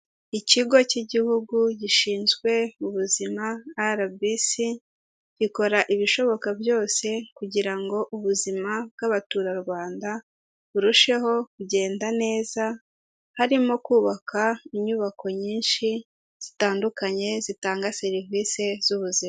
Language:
Kinyarwanda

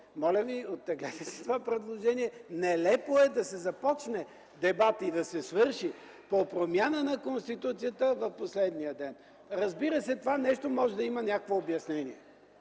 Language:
Bulgarian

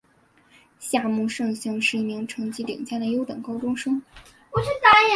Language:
Chinese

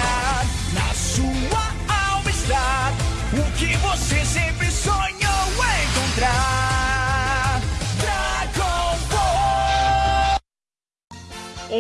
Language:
Portuguese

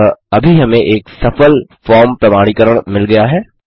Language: Hindi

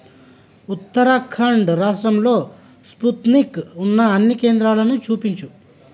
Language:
Telugu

